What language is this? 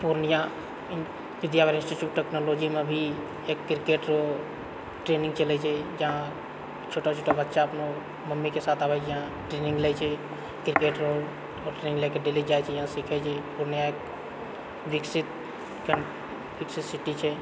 Maithili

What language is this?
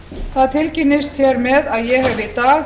Icelandic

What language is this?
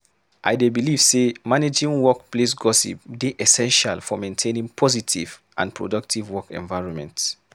Nigerian Pidgin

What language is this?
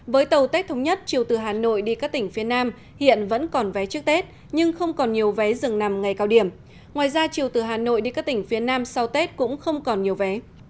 Vietnamese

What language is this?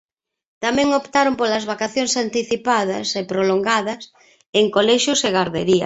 Galician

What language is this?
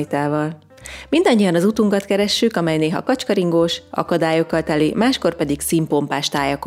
Hungarian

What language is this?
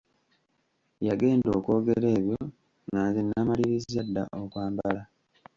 Ganda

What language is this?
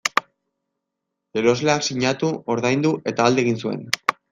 Basque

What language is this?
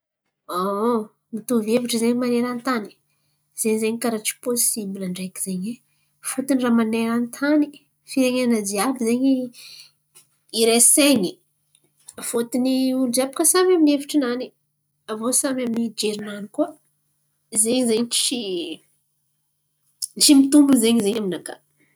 Antankarana Malagasy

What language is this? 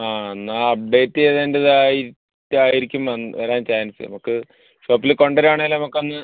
Malayalam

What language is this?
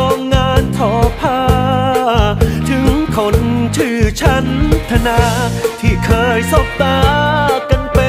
Thai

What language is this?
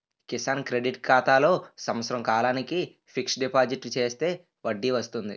Telugu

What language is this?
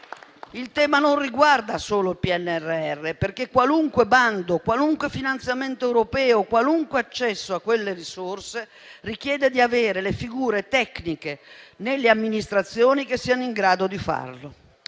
Italian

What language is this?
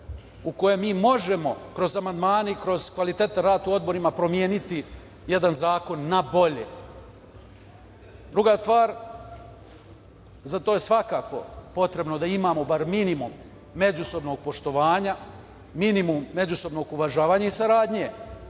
Serbian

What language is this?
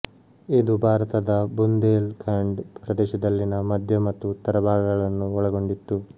Kannada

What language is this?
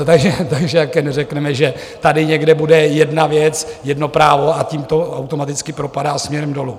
Czech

